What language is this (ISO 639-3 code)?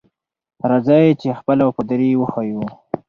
pus